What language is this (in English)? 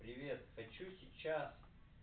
Russian